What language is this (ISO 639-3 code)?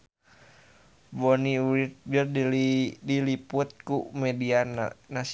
sun